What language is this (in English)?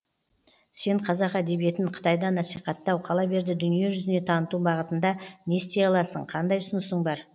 Kazakh